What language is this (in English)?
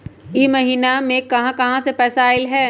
Magahi